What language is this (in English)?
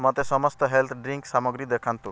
Odia